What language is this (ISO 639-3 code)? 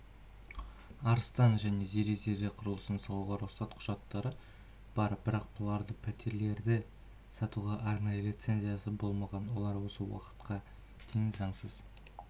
kaz